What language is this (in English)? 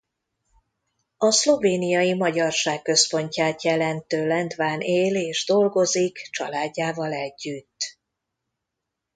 Hungarian